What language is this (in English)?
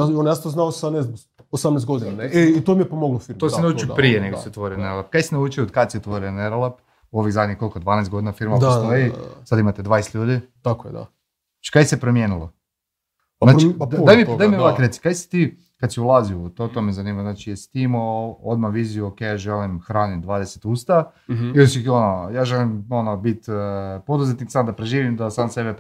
Croatian